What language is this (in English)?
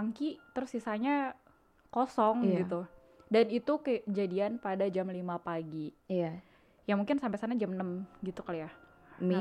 Indonesian